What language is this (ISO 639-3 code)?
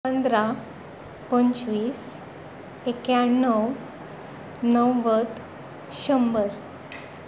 kok